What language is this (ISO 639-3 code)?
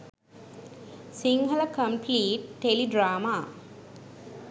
sin